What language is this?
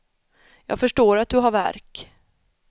Swedish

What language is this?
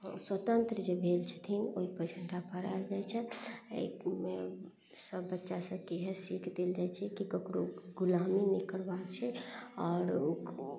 Maithili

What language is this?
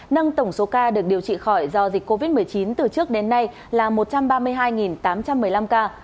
Vietnamese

